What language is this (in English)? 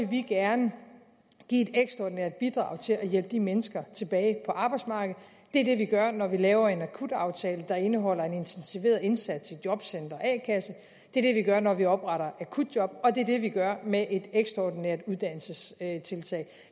Danish